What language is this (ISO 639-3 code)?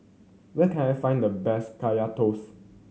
eng